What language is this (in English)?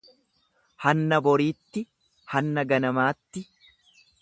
Oromo